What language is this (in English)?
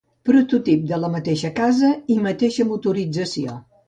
Catalan